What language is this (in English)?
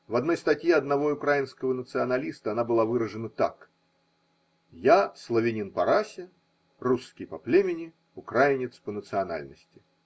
Russian